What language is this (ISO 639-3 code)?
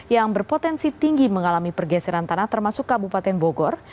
ind